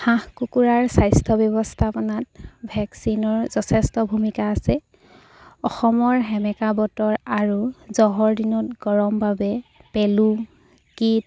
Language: Assamese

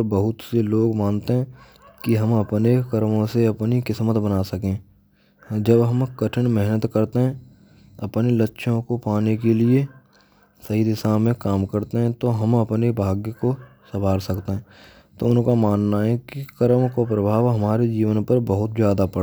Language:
Braj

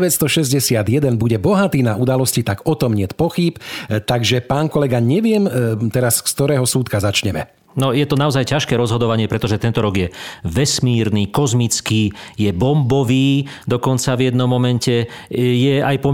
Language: Slovak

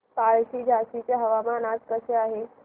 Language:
Marathi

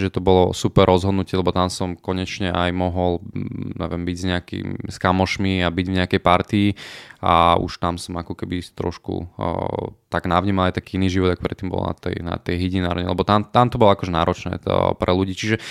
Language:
Slovak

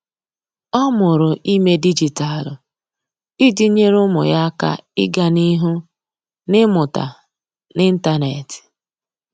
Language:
Igbo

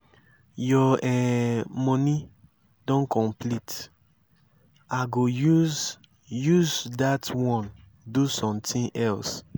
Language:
Nigerian Pidgin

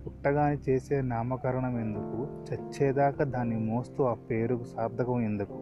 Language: Telugu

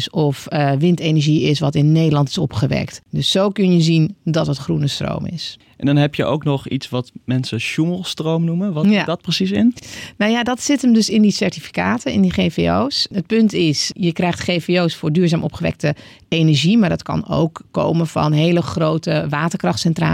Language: Dutch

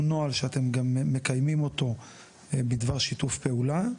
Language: Hebrew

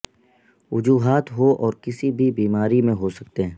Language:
Urdu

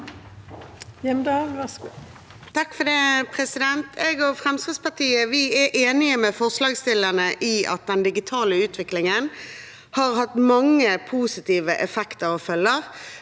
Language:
Norwegian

